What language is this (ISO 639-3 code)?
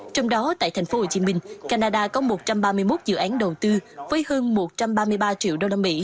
vie